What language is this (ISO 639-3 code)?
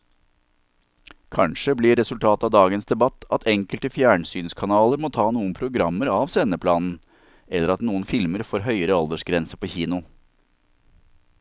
nor